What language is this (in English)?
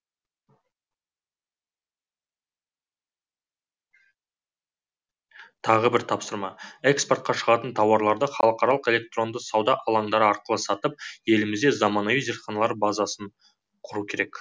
Kazakh